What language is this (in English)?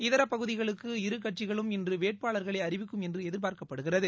Tamil